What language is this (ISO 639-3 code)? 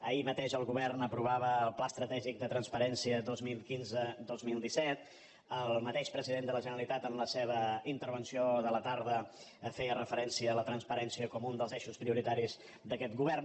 cat